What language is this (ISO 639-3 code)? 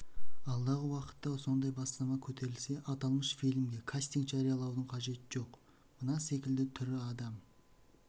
kaz